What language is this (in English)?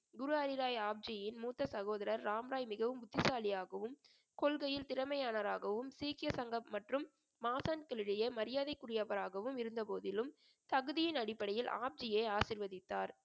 Tamil